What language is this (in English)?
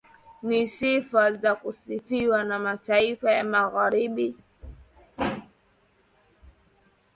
Swahili